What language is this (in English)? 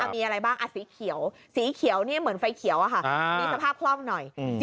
Thai